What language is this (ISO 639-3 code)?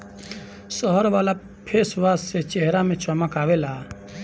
bho